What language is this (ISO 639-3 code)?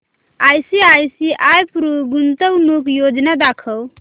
mar